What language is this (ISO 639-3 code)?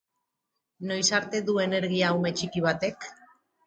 eus